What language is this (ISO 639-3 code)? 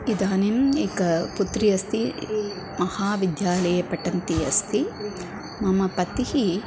san